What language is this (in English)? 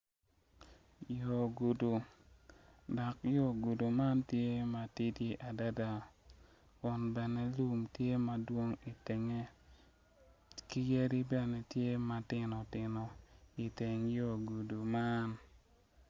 Acoli